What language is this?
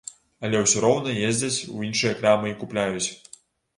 Belarusian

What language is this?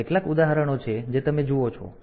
Gujarati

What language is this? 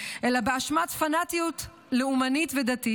Hebrew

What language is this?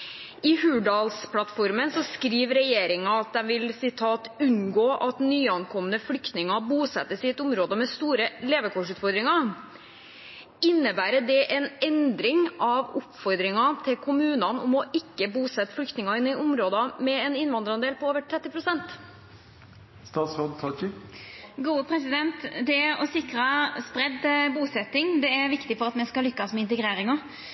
Norwegian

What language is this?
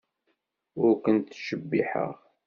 Kabyle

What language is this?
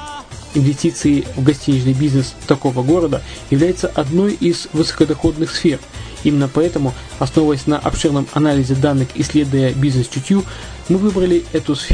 Russian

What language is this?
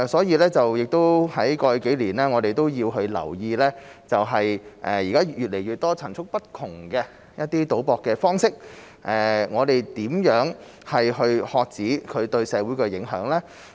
Cantonese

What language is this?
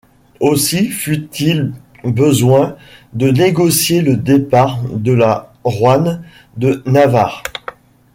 French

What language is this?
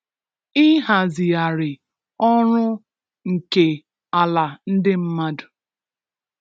Igbo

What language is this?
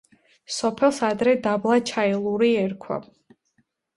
Georgian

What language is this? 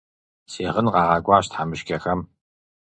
Kabardian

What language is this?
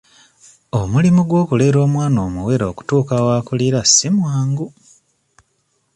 Ganda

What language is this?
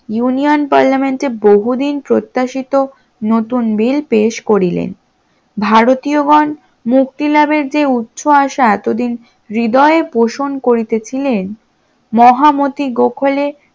Bangla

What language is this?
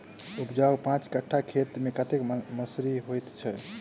Maithili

